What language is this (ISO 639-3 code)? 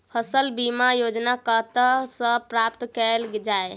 mai